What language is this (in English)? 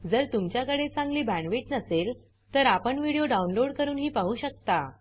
Marathi